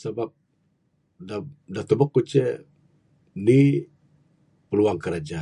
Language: Bukar-Sadung Bidayuh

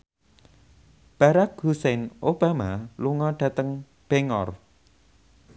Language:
Javanese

